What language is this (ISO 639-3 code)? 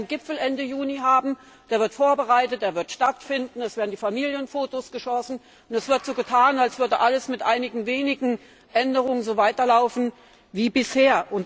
deu